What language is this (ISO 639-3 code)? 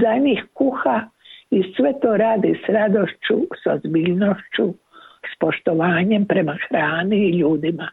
hrv